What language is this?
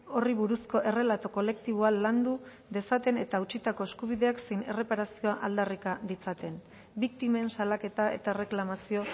Basque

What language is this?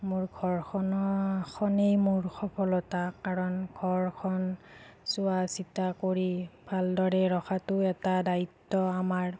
Assamese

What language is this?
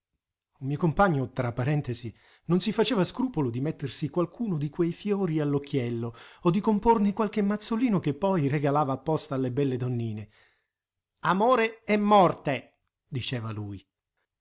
Italian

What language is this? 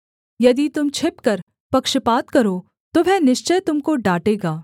Hindi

